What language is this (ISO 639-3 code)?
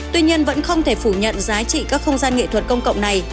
vie